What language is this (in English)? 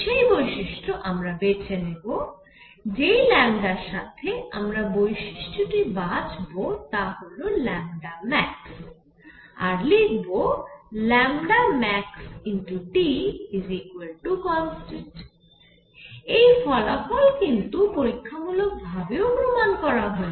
Bangla